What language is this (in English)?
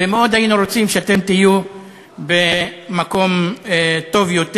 Hebrew